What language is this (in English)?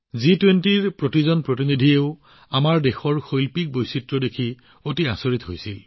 Assamese